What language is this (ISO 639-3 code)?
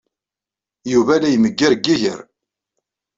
kab